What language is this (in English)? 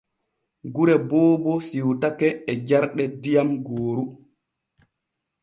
Borgu Fulfulde